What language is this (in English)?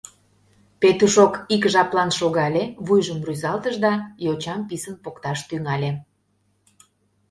Mari